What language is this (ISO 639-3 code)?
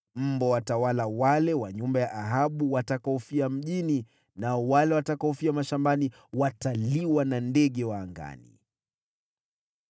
swa